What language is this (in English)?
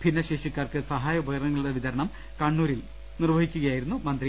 Malayalam